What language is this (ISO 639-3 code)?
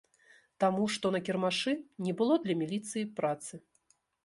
bel